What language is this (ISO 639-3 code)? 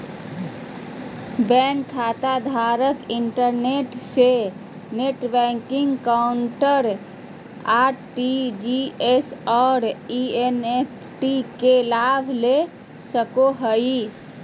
mag